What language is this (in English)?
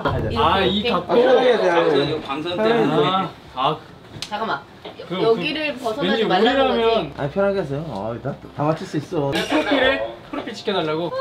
Korean